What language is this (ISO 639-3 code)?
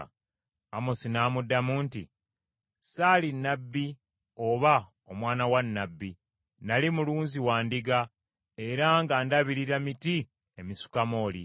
lug